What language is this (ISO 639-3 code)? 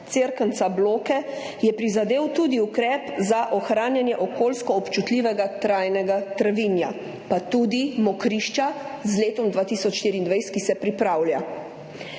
slv